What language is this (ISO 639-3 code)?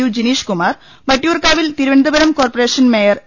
mal